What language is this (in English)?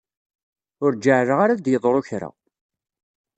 Kabyle